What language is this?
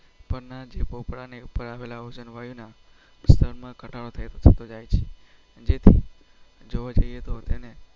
Gujarati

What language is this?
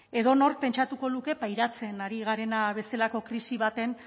Basque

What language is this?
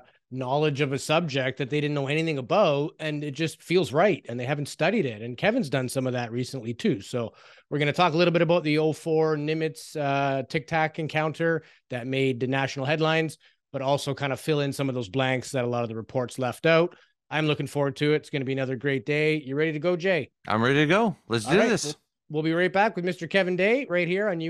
English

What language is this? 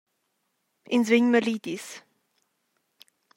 Romansh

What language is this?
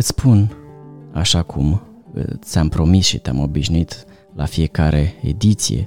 Romanian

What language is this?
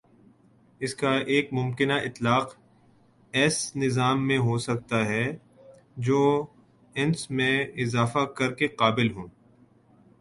Urdu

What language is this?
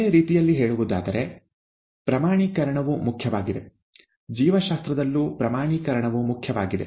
Kannada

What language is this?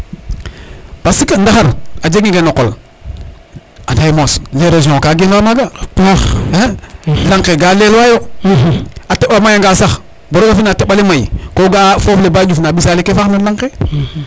Serer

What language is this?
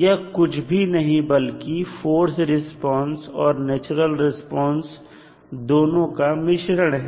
Hindi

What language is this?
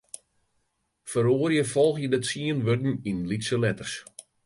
Western Frisian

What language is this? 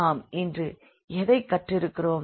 Tamil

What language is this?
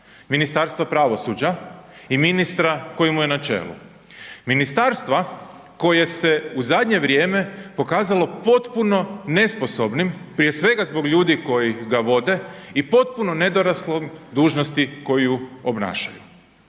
Croatian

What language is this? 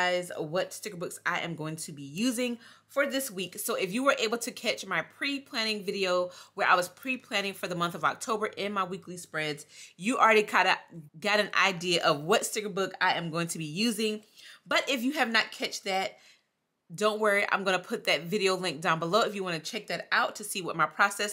English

